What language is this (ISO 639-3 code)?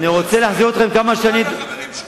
heb